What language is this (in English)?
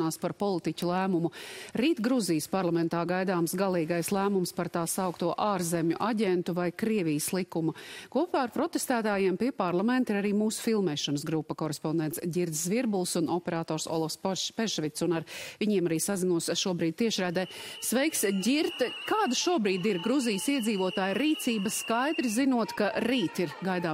Latvian